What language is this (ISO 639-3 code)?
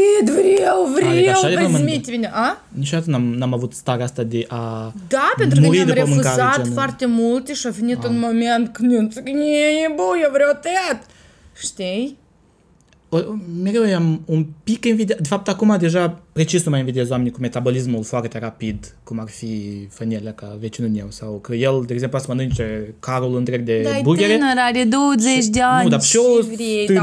ron